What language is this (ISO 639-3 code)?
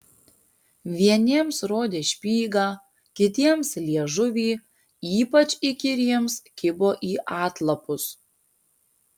lit